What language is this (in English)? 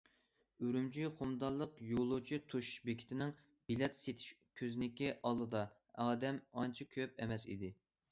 Uyghur